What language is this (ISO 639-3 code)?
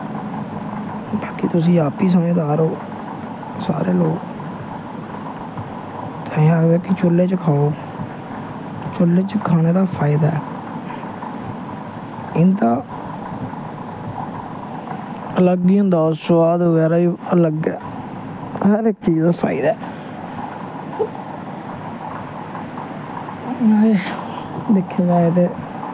doi